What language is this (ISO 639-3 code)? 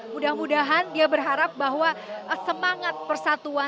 ind